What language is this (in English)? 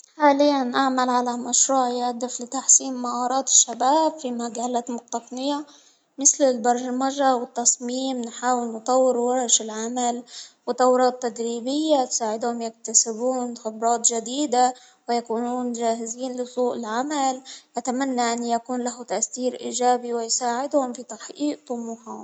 Hijazi Arabic